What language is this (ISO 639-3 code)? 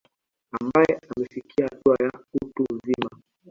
swa